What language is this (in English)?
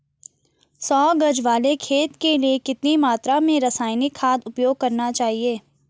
Hindi